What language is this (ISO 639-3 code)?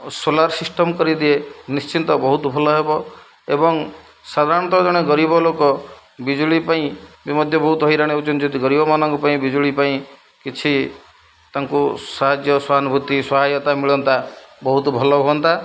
ori